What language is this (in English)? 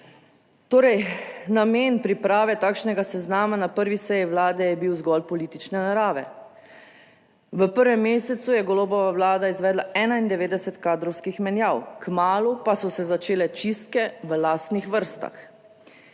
Slovenian